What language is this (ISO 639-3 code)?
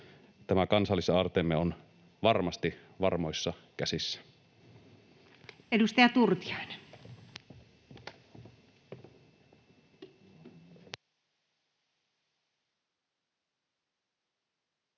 fin